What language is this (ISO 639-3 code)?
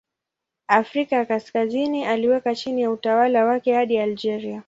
swa